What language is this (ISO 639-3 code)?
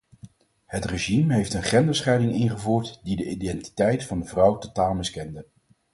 nld